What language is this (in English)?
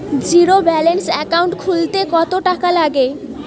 Bangla